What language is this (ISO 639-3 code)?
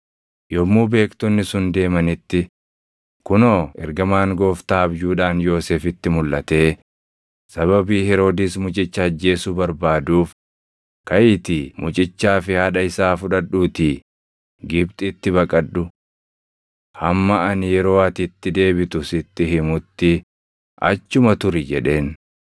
orm